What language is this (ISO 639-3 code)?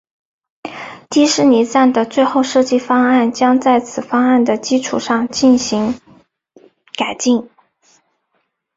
zho